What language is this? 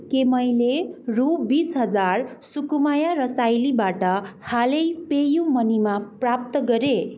Nepali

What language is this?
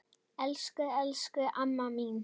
Icelandic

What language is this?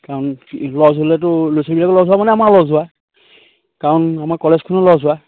Assamese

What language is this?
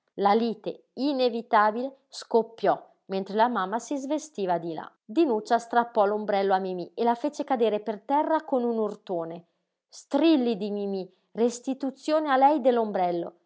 Italian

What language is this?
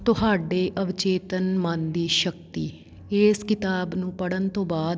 Punjabi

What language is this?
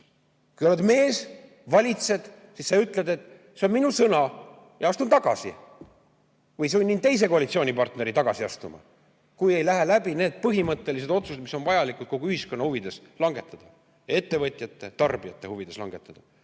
Estonian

